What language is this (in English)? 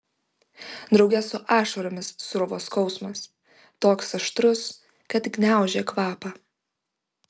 Lithuanian